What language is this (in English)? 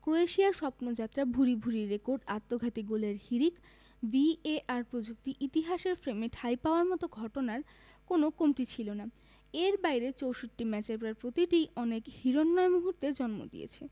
Bangla